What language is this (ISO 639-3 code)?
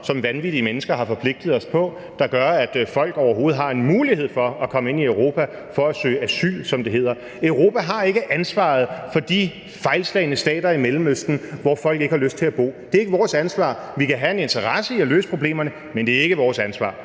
dan